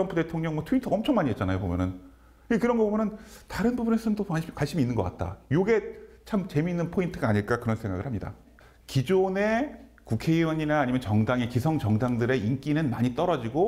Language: Korean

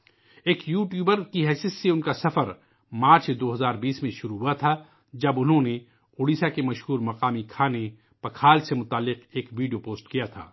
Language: Urdu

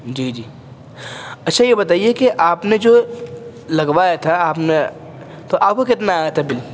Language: Urdu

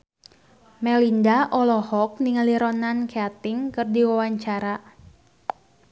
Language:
Sundanese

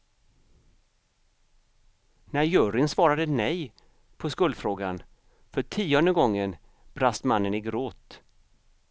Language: Swedish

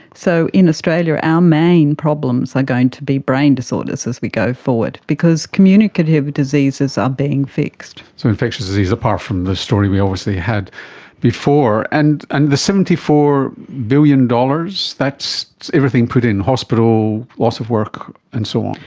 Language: English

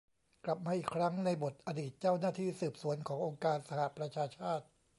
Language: Thai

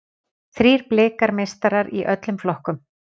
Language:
Icelandic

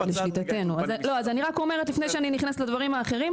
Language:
Hebrew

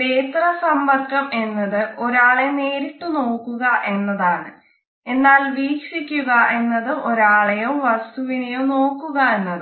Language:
Malayalam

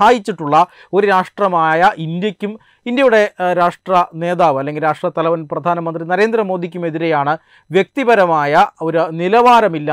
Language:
Malayalam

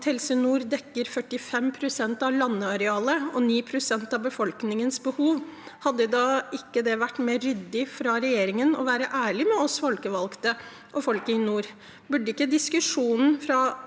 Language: Norwegian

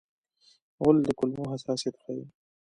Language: Pashto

